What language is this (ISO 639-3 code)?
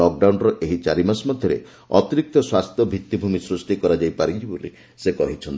ori